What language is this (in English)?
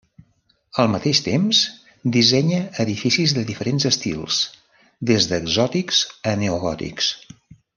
Catalan